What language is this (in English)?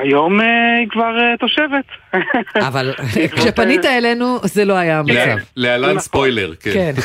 Hebrew